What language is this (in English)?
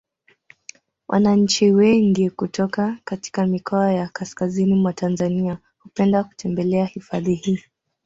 Swahili